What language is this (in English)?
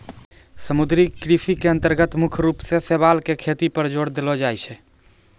Maithili